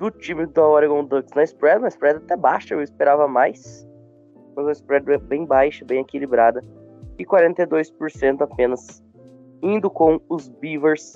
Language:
Portuguese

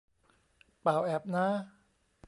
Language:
Thai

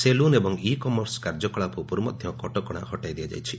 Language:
Odia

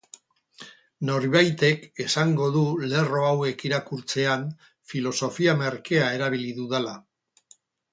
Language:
Basque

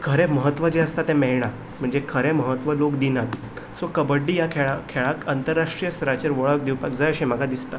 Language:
Konkani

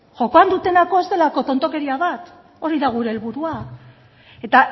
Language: Basque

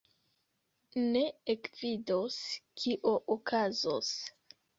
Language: Esperanto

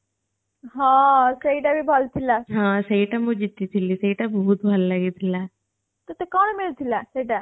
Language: Odia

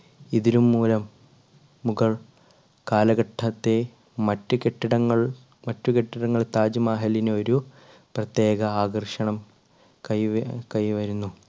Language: Malayalam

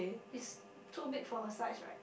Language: English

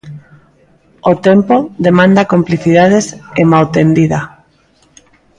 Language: Galician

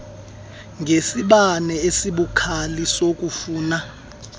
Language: Xhosa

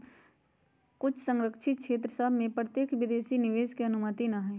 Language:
Magahi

